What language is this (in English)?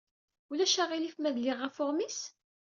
Kabyle